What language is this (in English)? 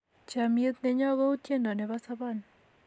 Kalenjin